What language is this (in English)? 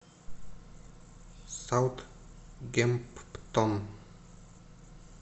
Russian